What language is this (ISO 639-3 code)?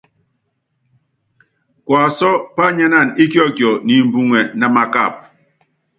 yav